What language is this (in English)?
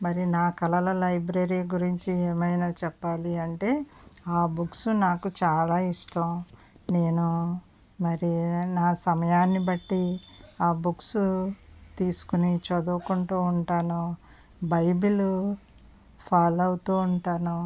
Telugu